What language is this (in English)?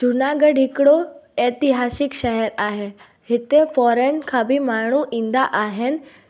Sindhi